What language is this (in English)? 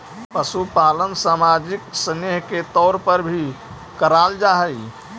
Magahi